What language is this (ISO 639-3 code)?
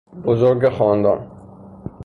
fas